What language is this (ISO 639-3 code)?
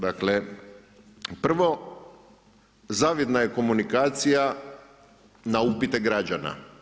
hrv